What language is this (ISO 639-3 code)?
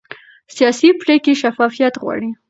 pus